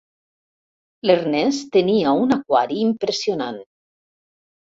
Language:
Catalan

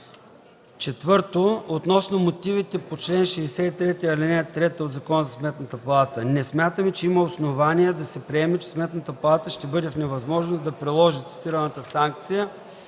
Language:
Bulgarian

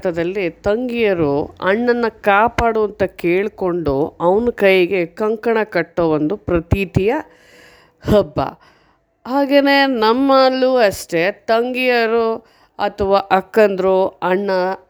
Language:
Kannada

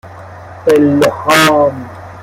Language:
Persian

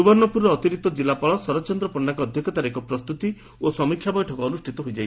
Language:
Odia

